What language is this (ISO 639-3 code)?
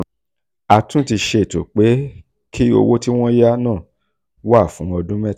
yor